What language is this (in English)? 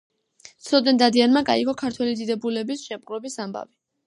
Georgian